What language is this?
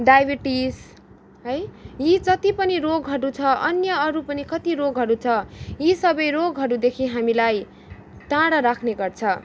Nepali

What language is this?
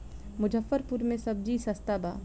Bhojpuri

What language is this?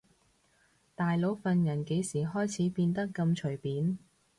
Cantonese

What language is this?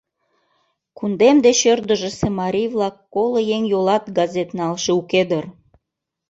Mari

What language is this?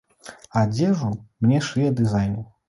Belarusian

